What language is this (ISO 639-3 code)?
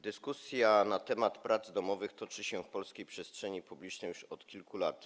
pol